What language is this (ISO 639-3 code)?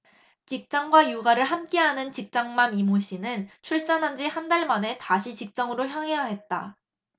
kor